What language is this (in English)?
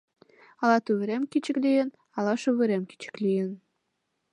Mari